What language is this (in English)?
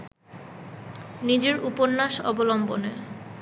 Bangla